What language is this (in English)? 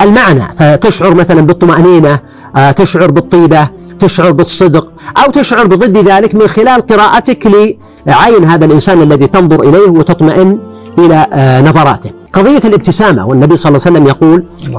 Arabic